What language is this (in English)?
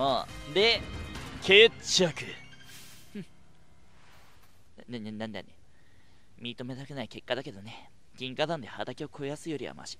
Japanese